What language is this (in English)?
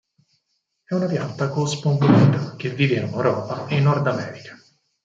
Italian